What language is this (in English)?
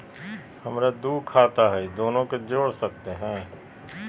Magahi